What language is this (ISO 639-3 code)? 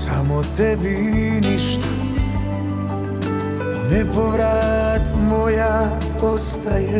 hrv